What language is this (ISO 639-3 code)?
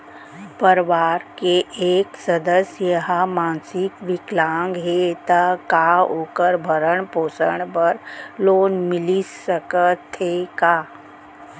hne